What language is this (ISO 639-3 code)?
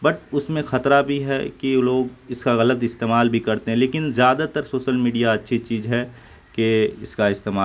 urd